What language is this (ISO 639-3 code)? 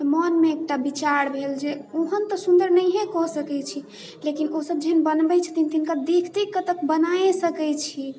mai